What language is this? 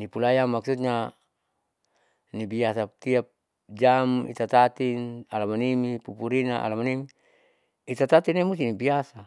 Saleman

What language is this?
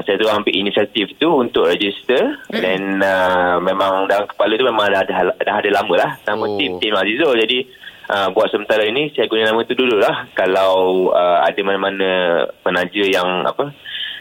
Malay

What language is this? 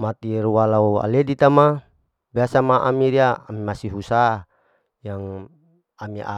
Larike-Wakasihu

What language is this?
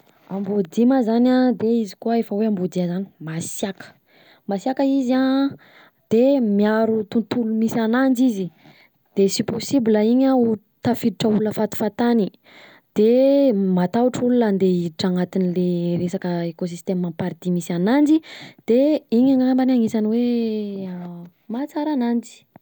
Southern Betsimisaraka Malagasy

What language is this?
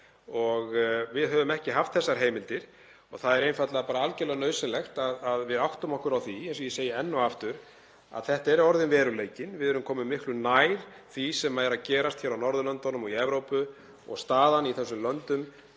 Icelandic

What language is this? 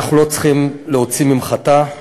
Hebrew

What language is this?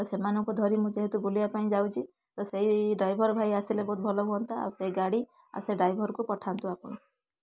Odia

